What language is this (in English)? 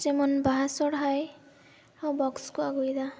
Santali